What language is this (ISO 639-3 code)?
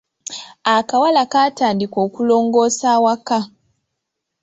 lug